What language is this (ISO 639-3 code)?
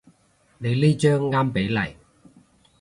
yue